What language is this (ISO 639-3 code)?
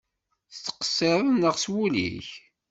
kab